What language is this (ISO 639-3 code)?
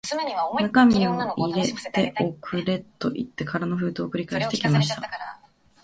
jpn